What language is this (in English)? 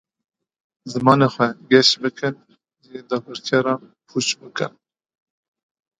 Kurdish